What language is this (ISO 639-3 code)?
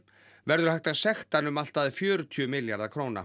isl